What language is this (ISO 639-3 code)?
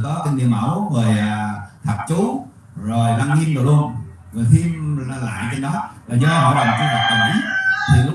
vie